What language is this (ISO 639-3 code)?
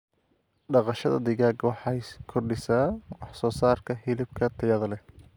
som